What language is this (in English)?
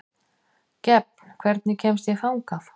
Icelandic